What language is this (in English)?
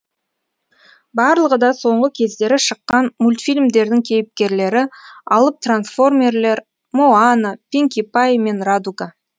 Kazakh